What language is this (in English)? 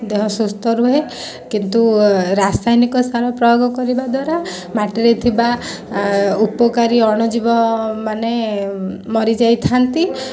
Odia